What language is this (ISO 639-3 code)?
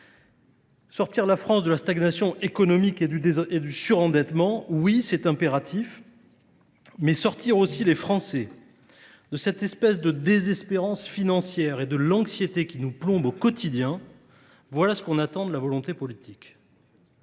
fra